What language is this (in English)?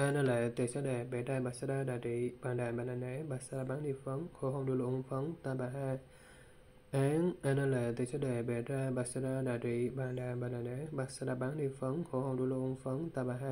Vietnamese